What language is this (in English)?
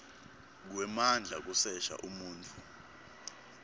Swati